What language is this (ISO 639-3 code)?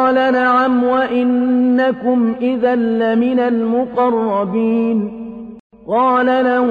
ara